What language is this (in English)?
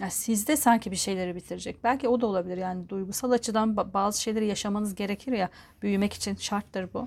Turkish